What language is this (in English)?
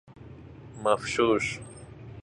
Persian